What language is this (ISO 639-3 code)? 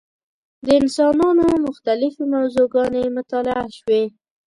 pus